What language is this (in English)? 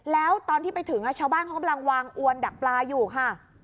Thai